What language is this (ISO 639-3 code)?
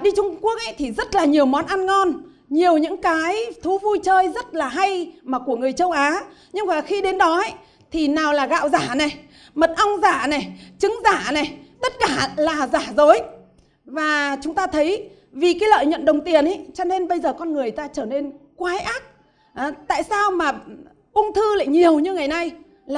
vie